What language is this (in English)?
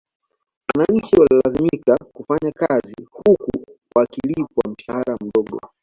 Swahili